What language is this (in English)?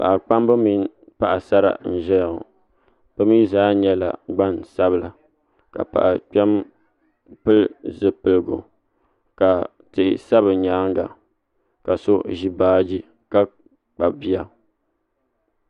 Dagbani